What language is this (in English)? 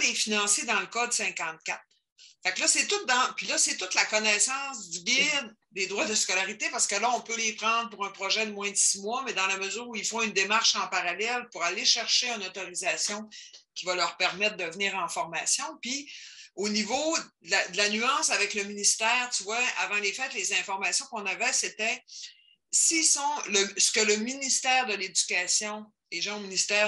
French